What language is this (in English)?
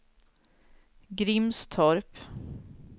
Swedish